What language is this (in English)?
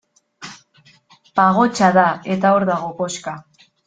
Basque